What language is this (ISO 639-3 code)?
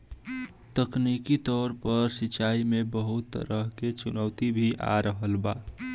bho